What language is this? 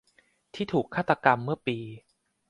Thai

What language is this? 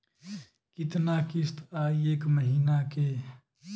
Bhojpuri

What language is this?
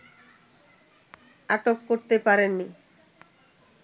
Bangla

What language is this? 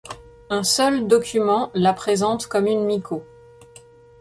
French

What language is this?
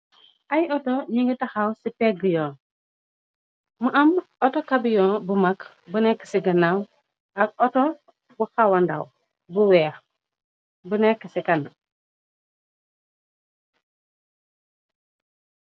Wolof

